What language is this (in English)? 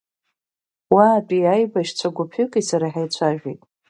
Abkhazian